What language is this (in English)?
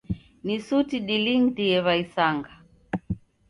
Taita